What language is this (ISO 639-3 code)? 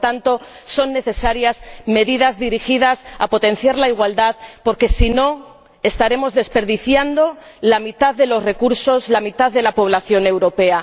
spa